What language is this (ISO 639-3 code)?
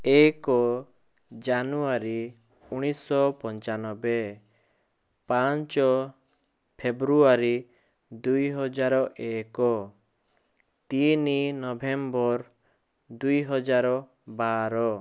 ori